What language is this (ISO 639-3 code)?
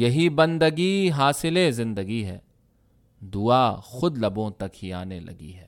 urd